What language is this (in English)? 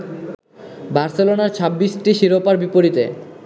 Bangla